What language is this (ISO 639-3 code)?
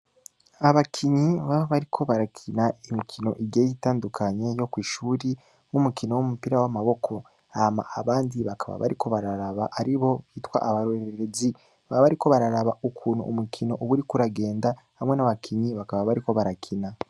run